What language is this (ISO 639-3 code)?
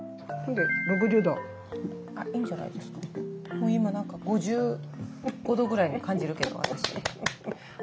jpn